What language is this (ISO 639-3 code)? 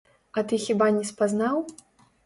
bel